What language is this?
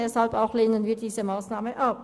Swiss German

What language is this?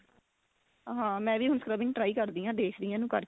Punjabi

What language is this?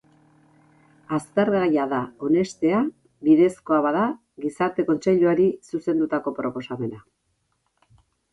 Basque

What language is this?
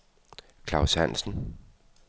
Danish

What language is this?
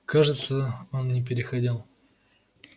Russian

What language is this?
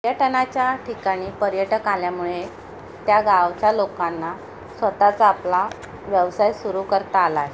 Marathi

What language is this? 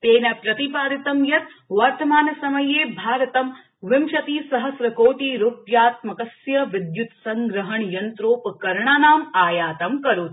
Sanskrit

